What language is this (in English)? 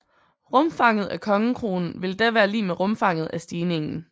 Danish